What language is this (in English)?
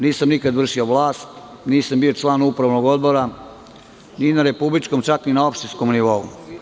Serbian